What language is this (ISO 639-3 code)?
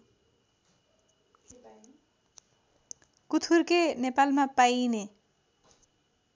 nep